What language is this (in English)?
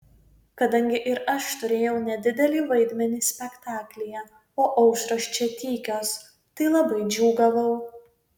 Lithuanian